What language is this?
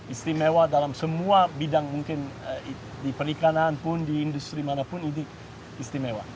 Indonesian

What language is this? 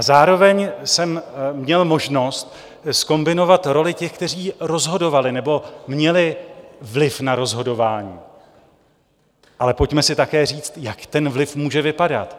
Czech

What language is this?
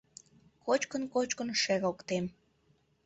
Mari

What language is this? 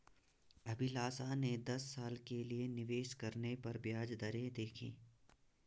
Hindi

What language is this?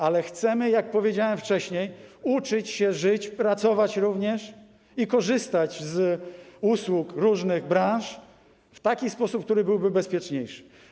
Polish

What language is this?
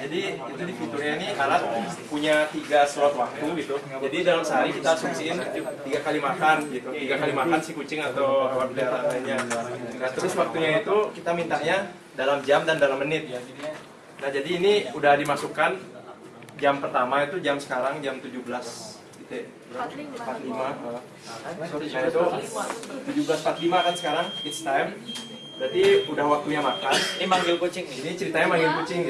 Indonesian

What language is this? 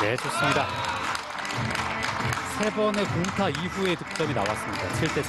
Korean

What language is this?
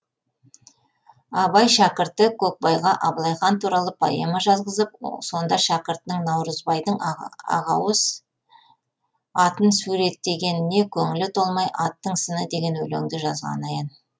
Kazakh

